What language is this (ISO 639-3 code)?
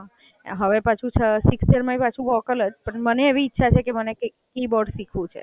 guj